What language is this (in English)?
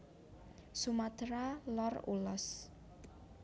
Javanese